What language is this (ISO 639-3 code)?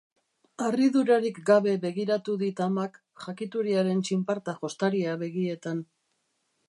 eus